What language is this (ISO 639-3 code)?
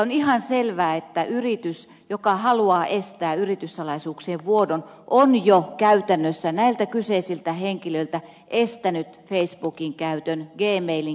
fin